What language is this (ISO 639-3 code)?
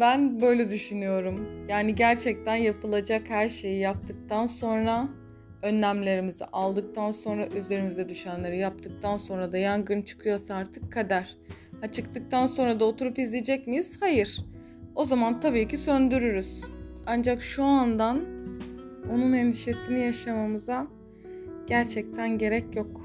tur